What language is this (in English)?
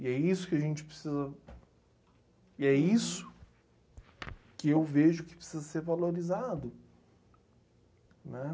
Portuguese